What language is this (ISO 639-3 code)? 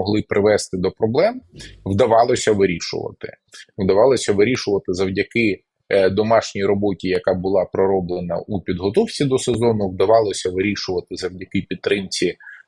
ukr